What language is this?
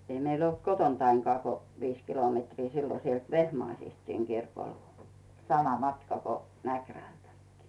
Finnish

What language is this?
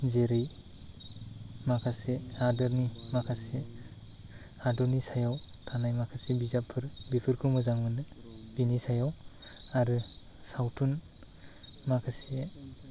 Bodo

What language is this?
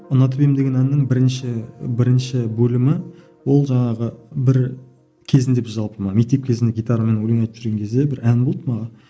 Kazakh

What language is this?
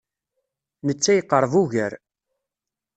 Kabyle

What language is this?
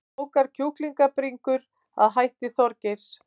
Icelandic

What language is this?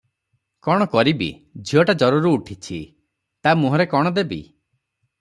Odia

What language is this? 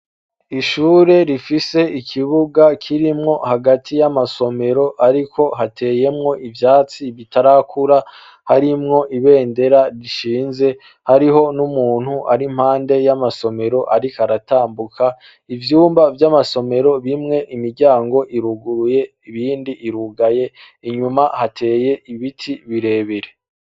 Rundi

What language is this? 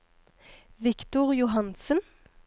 Norwegian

